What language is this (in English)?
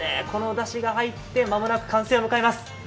Japanese